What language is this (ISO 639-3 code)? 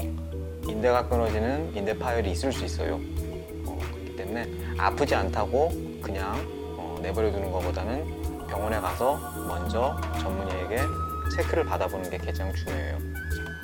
kor